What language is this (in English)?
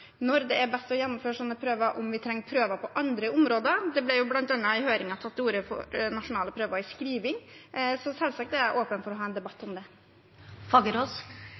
Norwegian Bokmål